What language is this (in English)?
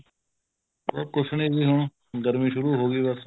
Punjabi